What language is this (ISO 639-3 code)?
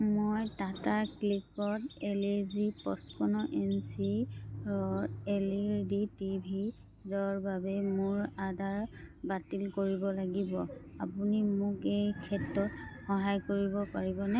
asm